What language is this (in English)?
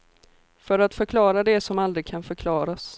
Swedish